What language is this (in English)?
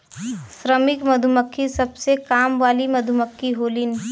Bhojpuri